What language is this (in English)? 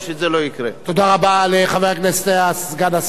Hebrew